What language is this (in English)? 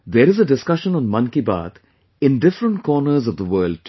English